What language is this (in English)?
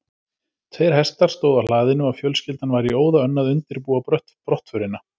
Icelandic